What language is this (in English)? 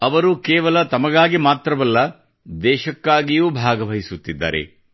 Kannada